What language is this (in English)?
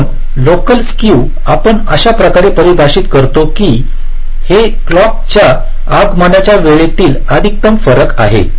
Marathi